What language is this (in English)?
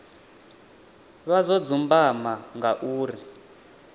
Venda